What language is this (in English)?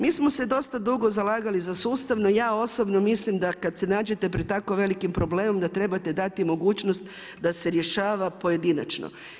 Croatian